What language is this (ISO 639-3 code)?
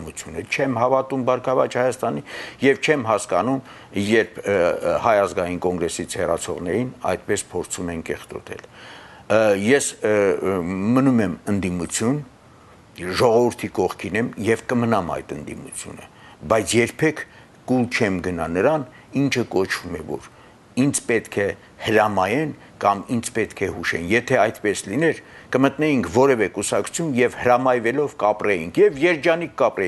ron